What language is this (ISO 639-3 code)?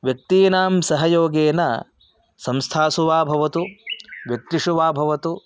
san